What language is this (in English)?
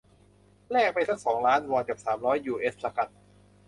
Thai